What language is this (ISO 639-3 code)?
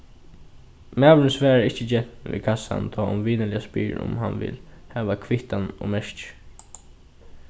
fao